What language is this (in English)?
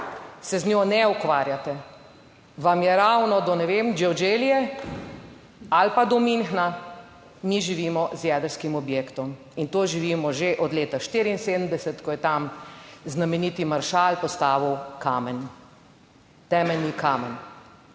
Slovenian